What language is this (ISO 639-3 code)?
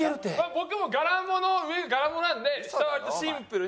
jpn